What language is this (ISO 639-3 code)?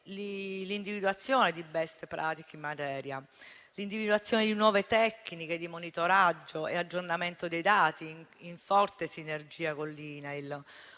ita